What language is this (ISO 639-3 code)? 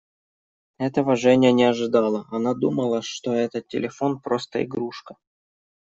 rus